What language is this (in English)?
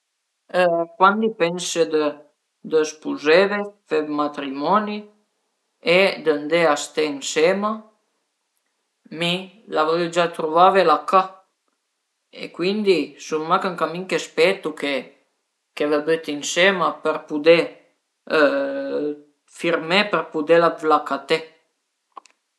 Piedmontese